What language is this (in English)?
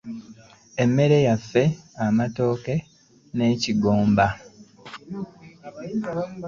Ganda